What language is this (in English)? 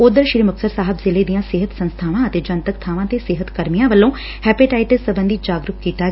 Punjabi